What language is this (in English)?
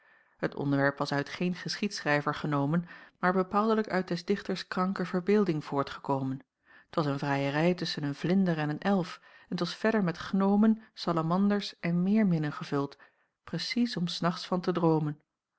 Dutch